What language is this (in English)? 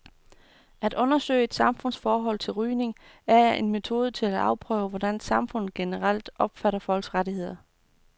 Danish